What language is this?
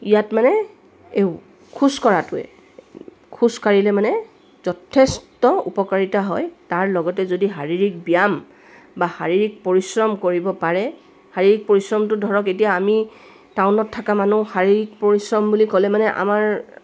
Assamese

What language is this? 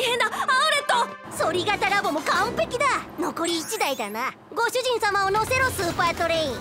Japanese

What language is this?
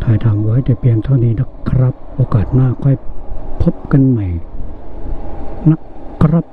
Thai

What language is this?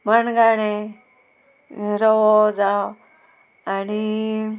Konkani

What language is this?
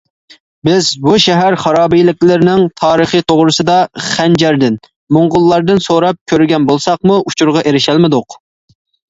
Uyghur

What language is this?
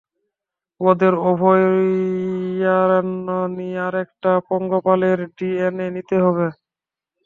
Bangla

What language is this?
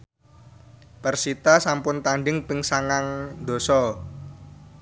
Javanese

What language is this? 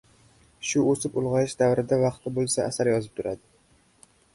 Uzbek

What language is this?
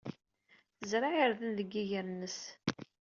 Kabyle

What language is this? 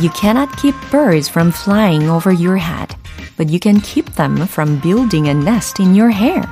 Korean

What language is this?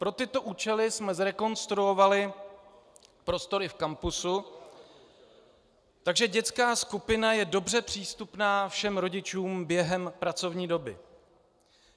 Czech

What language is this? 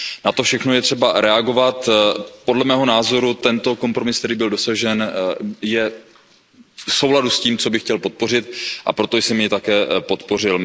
Czech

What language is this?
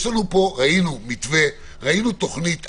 Hebrew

